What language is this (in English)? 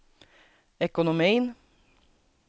Swedish